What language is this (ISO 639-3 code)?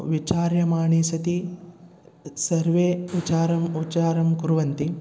san